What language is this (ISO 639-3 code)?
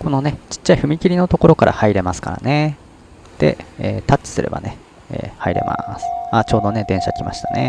jpn